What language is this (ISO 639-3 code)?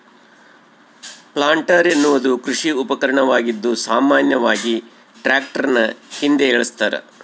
kan